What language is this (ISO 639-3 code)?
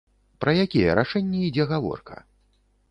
bel